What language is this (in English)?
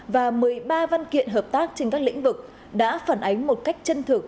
Vietnamese